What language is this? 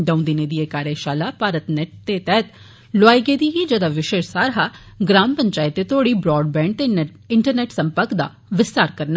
Dogri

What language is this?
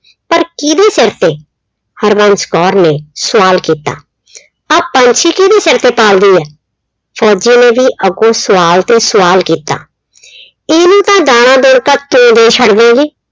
Punjabi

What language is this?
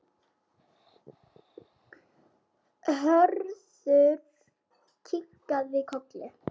Icelandic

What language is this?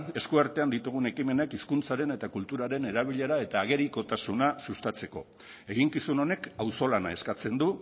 Basque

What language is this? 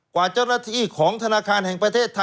Thai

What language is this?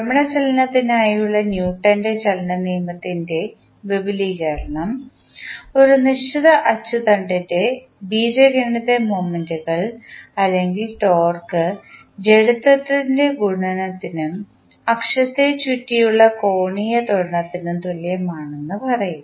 Malayalam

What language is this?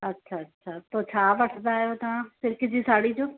Sindhi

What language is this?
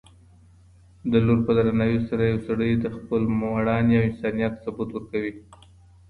Pashto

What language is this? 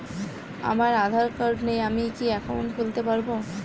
Bangla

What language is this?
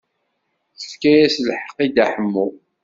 Kabyle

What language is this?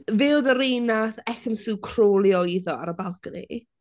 Welsh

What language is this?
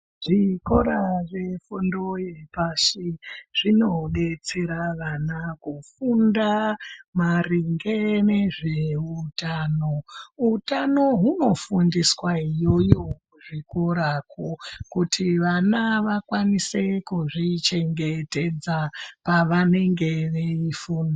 Ndau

